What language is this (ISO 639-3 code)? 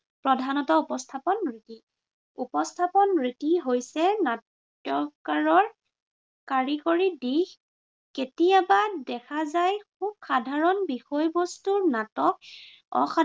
asm